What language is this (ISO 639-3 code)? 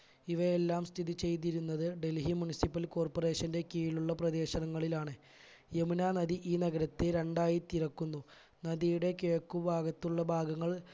mal